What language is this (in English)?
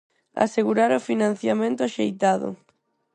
Galician